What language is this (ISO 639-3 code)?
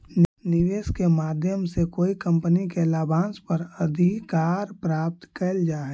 mag